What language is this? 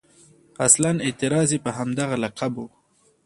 Pashto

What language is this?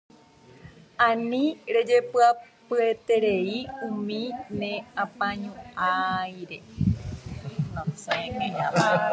Guarani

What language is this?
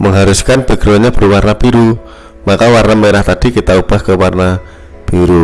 Indonesian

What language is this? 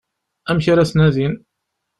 Kabyle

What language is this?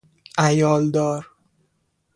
Persian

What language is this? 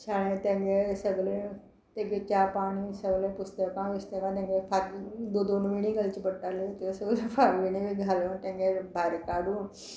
Konkani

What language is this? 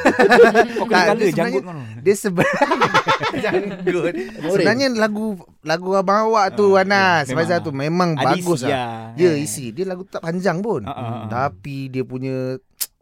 Malay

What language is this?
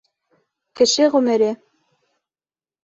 Bashkir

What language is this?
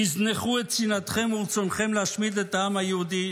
Hebrew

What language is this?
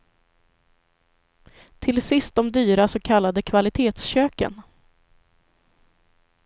Swedish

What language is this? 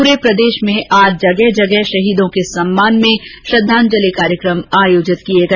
Hindi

